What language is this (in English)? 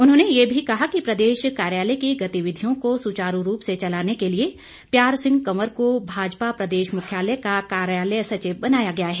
Hindi